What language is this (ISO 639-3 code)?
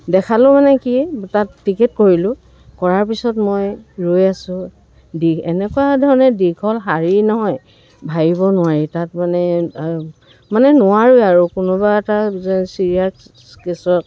asm